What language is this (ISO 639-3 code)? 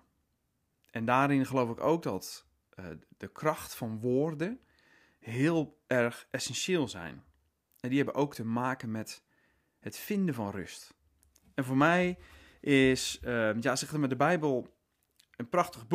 nld